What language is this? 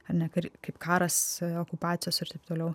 Lithuanian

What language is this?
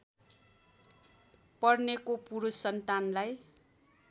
Nepali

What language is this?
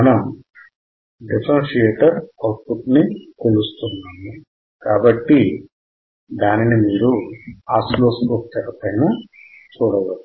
Telugu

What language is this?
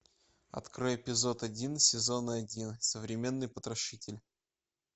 Russian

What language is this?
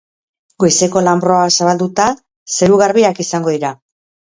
Basque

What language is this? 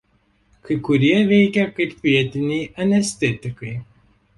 Lithuanian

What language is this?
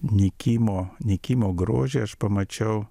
Lithuanian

